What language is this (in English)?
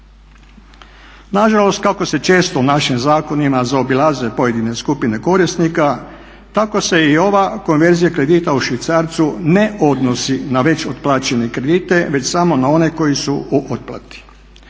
Croatian